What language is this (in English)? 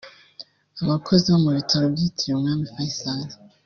Kinyarwanda